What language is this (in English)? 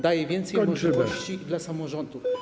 Polish